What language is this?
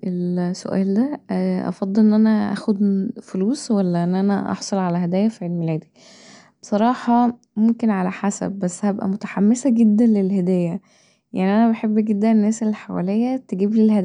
Egyptian Arabic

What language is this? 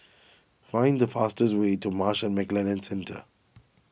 English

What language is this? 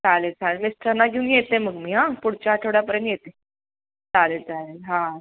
Marathi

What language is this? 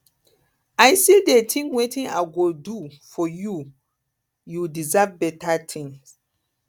Nigerian Pidgin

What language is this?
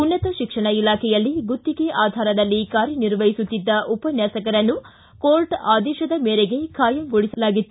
Kannada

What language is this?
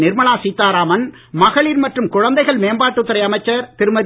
Tamil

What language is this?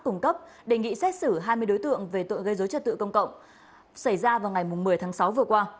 Vietnamese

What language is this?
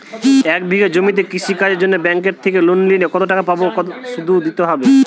Bangla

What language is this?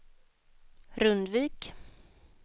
Swedish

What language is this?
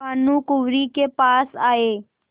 Hindi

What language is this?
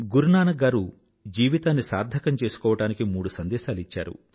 Telugu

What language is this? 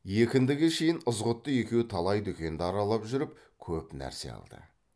Kazakh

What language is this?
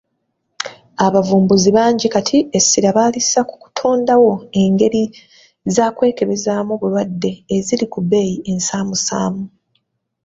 Ganda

